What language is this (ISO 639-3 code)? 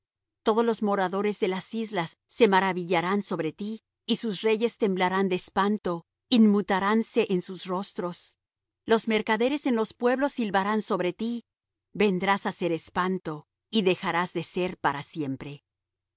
spa